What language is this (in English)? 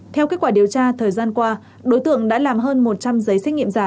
Vietnamese